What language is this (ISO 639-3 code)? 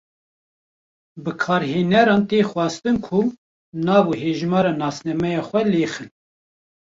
kur